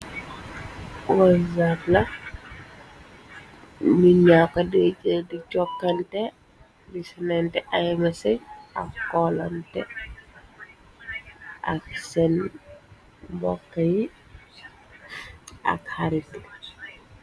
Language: Wolof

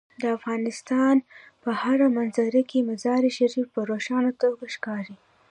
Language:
Pashto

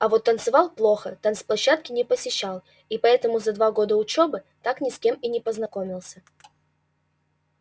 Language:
Russian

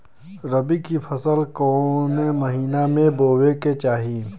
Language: Bhojpuri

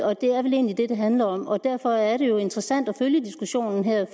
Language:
Danish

